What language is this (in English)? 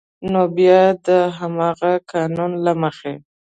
Pashto